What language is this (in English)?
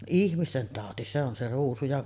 Finnish